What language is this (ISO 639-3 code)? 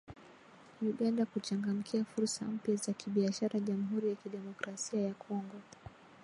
swa